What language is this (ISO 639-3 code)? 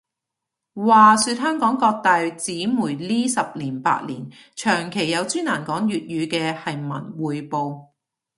yue